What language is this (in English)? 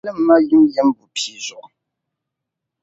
Dagbani